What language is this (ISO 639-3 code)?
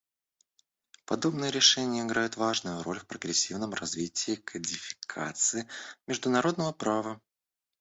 rus